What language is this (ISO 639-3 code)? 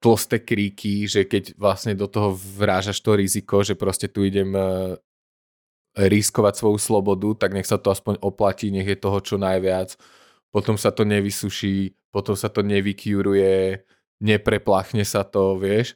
slk